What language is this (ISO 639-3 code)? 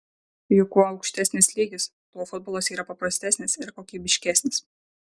lit